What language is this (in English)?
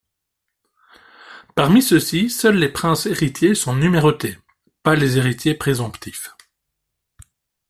French